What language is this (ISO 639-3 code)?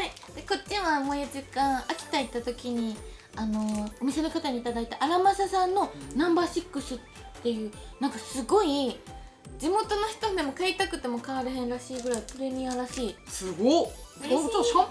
jpn